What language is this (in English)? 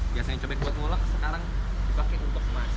Indonesian